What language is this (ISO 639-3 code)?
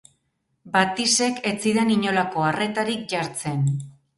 eus